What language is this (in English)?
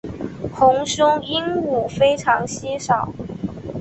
Chinese